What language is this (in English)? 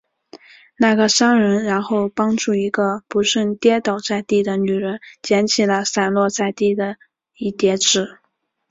Chinese